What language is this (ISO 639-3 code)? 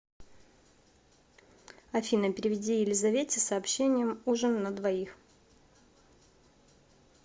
rus